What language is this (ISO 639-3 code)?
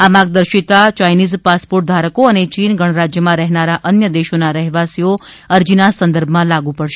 guj